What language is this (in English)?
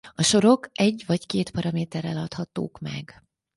Hungarian